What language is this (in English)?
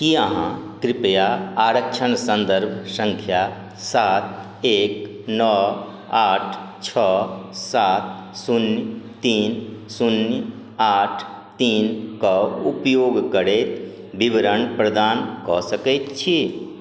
Maithili